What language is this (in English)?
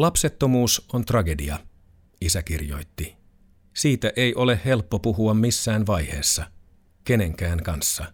Finnish